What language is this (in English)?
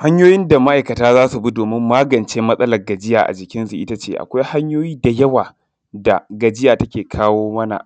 Hausa